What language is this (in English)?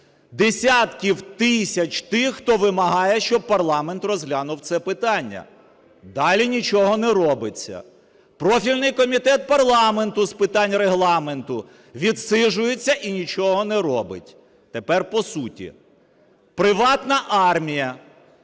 Ukrainian